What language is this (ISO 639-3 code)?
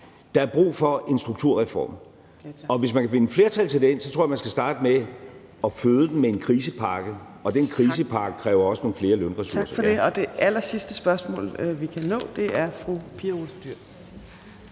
dan